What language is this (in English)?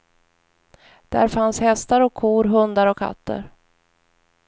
Swedish